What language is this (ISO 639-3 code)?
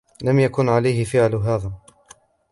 ara